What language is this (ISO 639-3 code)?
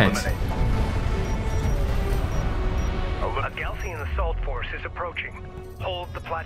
tur